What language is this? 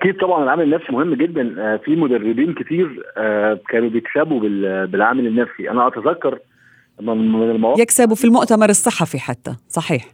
Arabic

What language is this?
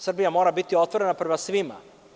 Serbian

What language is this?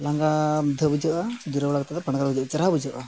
Santali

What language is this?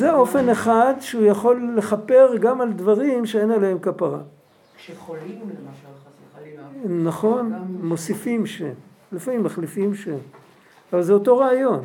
Hebrew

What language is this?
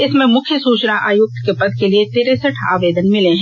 Hindi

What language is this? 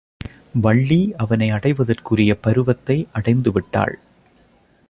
Tamil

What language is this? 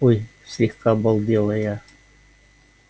Russian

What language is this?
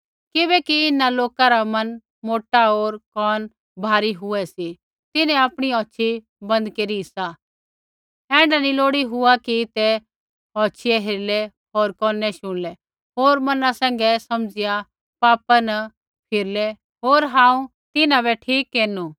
Kullu Pahari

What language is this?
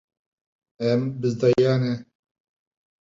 Kurdish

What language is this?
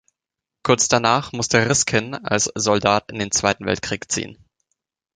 German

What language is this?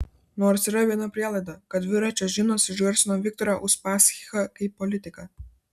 Lithuanian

